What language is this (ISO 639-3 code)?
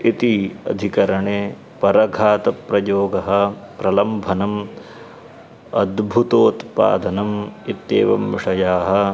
san